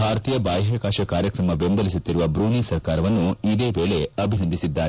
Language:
Kannada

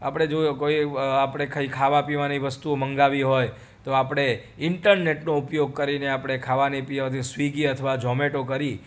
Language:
Gujarati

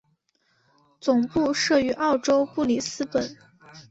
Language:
Chinese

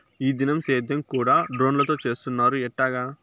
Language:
Telugu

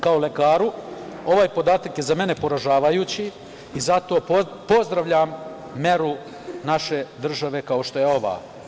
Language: Serbian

